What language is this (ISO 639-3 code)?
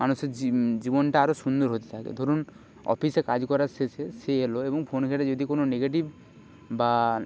ben